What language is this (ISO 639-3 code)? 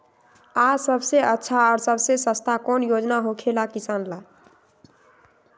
mag